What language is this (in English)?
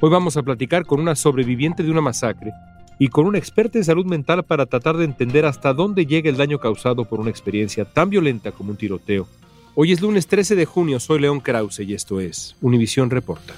Spanish